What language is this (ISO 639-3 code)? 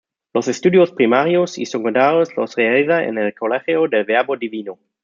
spa